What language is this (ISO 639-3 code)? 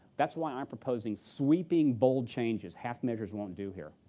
eng